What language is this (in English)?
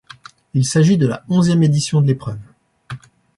French